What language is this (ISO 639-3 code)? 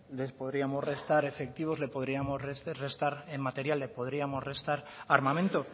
spa